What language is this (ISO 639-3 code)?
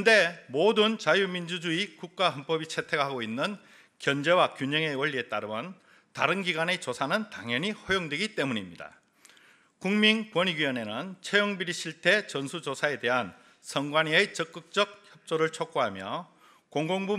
kor